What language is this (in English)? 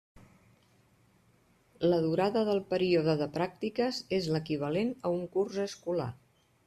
Catalan